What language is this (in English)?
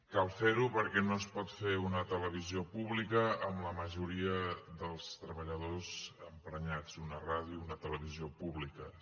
Catalan